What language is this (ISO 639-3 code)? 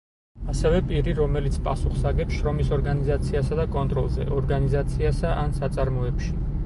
kat